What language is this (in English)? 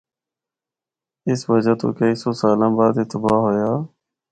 Northern Hindko